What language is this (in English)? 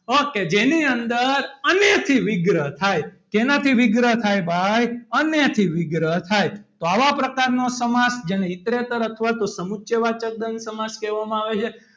Gujarati